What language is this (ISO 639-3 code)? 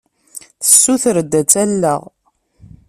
kab